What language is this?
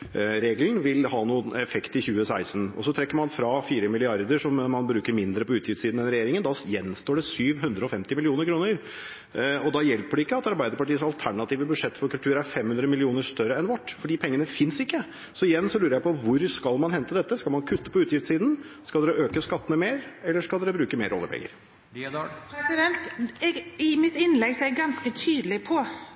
Norwegian Bokmål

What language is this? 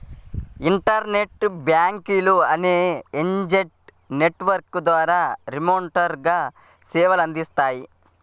Telugu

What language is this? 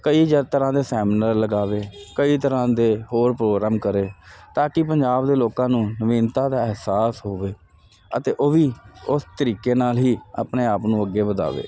Punjabi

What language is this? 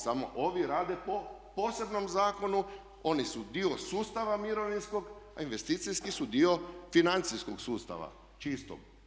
Croatian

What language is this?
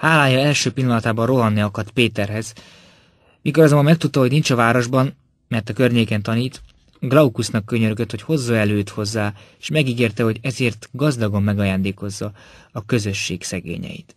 Hungarian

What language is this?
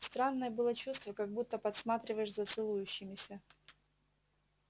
Russian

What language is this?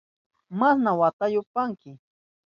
Southern Pastaza Quechua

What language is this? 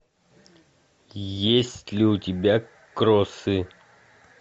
Russian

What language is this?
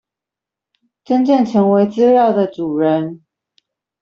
Chinese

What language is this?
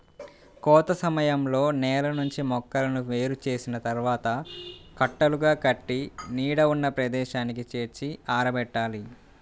Telugu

